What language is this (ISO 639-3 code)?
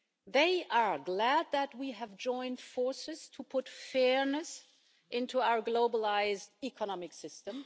eng